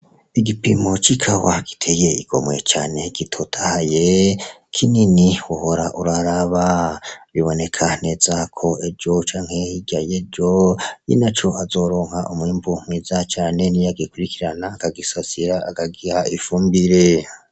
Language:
Rundi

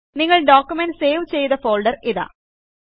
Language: Malayalam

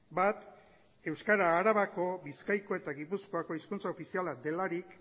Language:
Basque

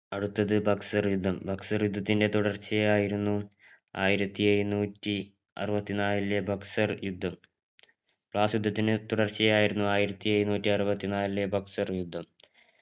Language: Malayalam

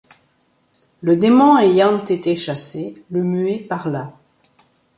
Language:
French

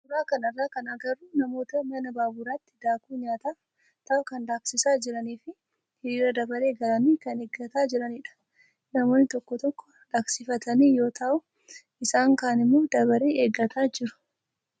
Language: Oromo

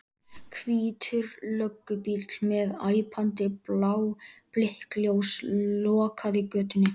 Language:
Icelandic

